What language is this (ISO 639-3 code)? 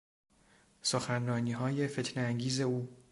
fas